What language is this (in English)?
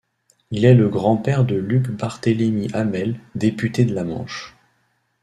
French